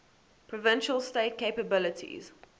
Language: English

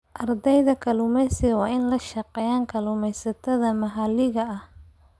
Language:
Somali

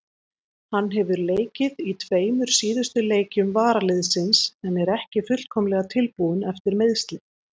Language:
Icelandic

